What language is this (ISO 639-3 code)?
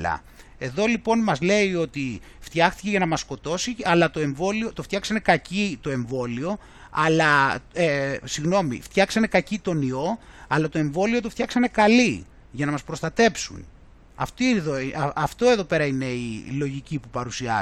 ell